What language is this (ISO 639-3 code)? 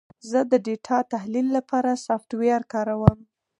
pus